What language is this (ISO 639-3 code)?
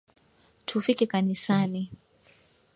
swa